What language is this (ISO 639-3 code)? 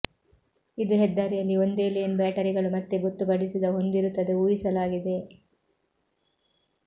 kan